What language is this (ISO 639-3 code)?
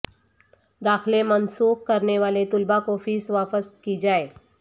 urd